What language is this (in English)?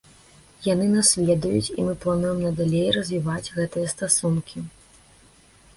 Belarusian